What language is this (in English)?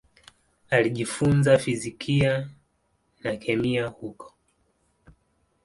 Swahili